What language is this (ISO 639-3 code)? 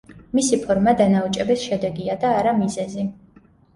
kat